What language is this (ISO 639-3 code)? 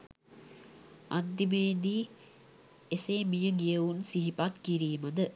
sin